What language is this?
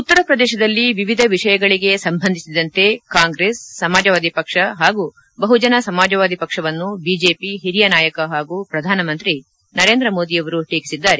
Kannada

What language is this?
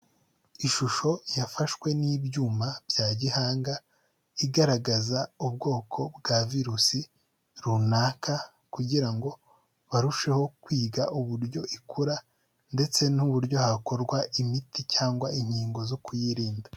Kinyarwanda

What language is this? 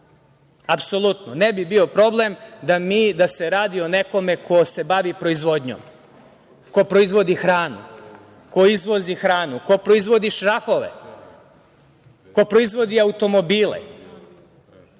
Serbian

